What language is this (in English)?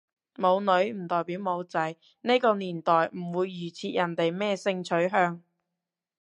Cantonese